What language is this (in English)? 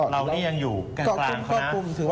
Thai